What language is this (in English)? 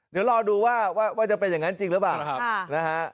Thai